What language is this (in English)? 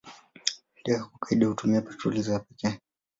Swahili